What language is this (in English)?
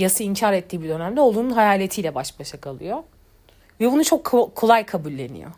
Turkish